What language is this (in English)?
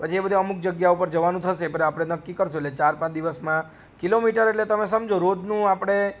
Gujarati